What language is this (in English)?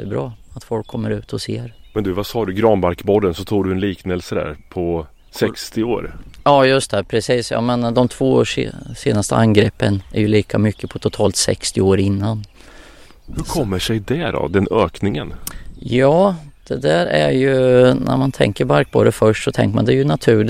Swedish